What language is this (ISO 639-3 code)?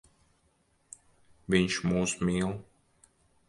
lav